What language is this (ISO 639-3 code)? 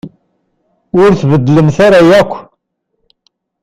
kab